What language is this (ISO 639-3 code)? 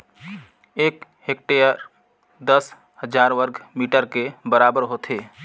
hne